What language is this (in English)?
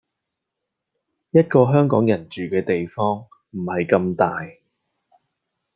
Cantonese